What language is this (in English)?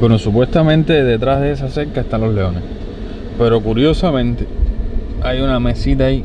Spanish